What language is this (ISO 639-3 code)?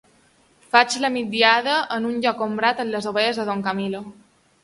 cat